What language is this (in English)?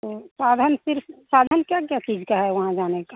Hindi